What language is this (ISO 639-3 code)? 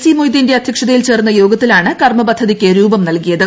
mal